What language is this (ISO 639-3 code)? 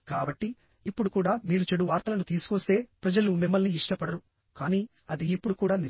tel